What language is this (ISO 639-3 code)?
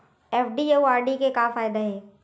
hne